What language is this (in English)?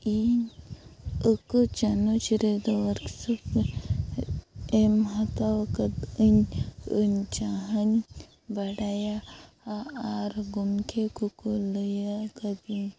Santali